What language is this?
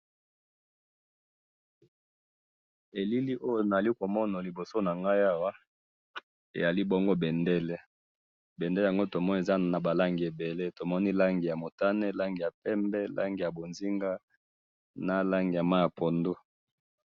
Lingala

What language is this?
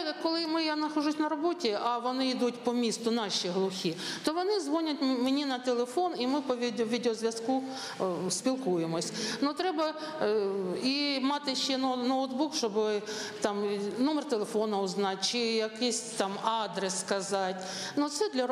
Ukrainian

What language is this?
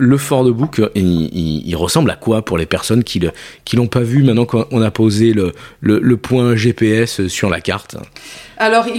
French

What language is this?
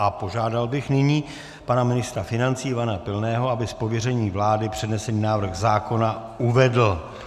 Czech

